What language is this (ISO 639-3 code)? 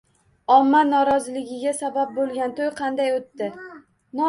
uzb